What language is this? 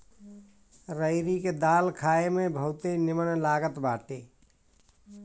Bhojpuri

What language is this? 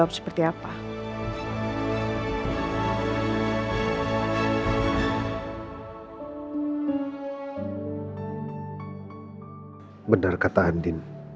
Indonesian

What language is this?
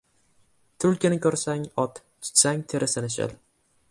Uzbek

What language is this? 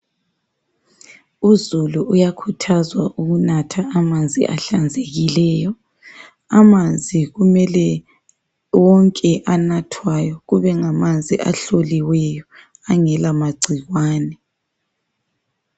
North Ndebele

